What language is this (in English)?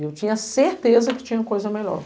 Portuguese